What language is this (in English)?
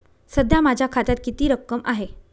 Marathi